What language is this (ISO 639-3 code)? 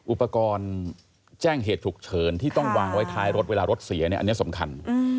tha